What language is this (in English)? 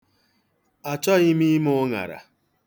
Igbo